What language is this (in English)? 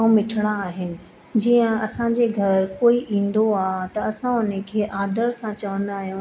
Sindhi